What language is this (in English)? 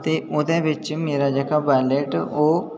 Dogri